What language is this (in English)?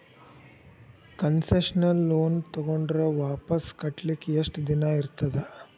Kannada